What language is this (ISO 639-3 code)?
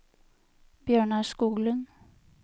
nor